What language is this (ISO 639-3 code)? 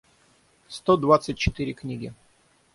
rus